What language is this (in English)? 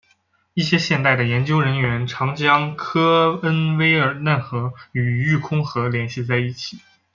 Chinese